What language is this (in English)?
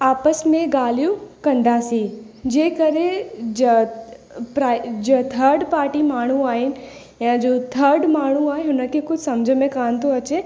Sindhi